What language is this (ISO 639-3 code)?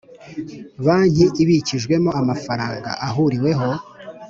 kin